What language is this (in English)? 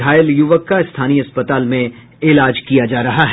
Hindi